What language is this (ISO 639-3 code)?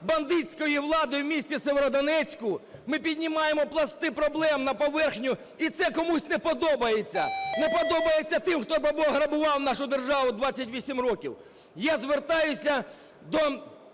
ukr